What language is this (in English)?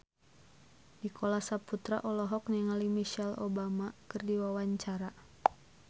Sundanese